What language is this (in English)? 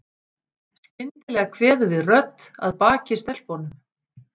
Icelandic